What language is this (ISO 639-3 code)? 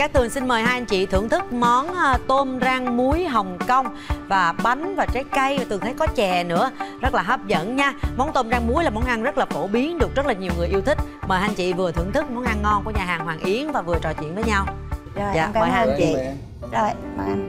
vie